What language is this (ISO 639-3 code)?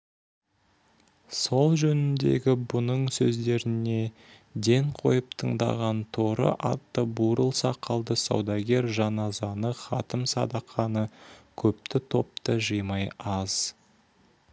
kaz